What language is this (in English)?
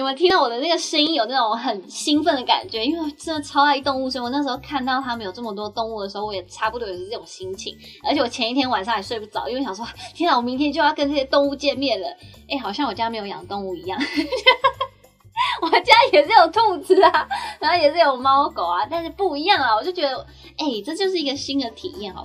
Chinese